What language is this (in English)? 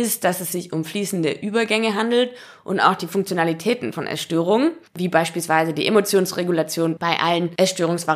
German